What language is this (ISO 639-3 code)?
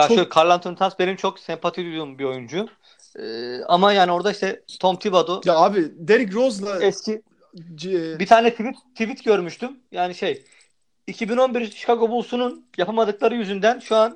tur